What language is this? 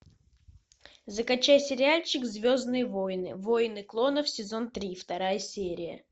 Russian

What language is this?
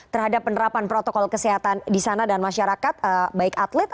Indonesian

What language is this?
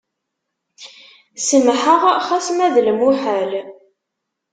Kabyle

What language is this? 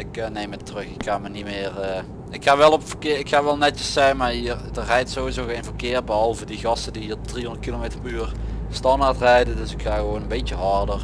Dutch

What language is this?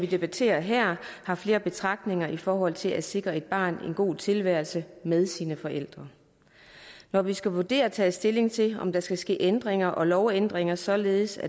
Danish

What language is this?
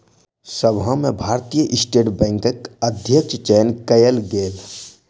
Maithili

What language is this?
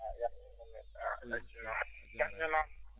Fula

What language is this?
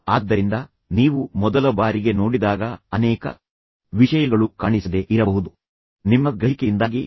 Kannada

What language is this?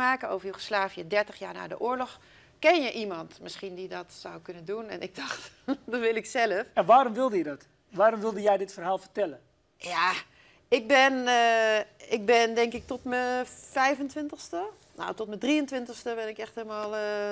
Dutch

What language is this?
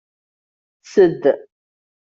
Kabyle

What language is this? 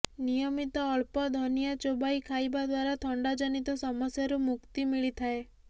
Odia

